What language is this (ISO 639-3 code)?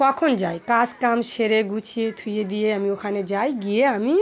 ben